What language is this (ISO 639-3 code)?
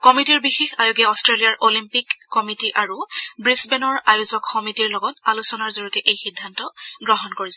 asm